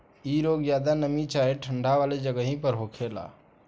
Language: Bhojpuri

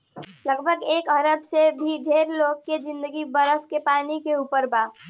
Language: Bhojpuri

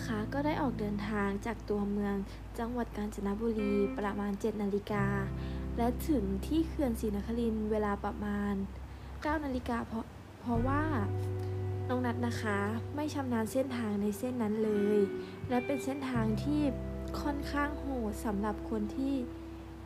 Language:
Thai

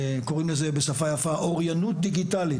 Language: Hebrew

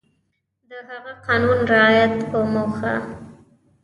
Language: Pashto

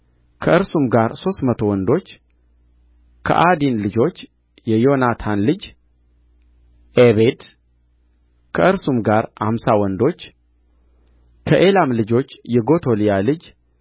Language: Amharic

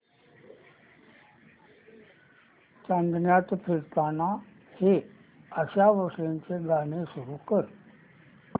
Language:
Marathi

